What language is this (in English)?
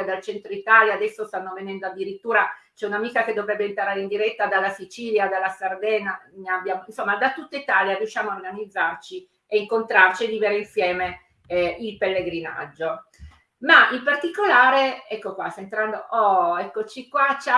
Italian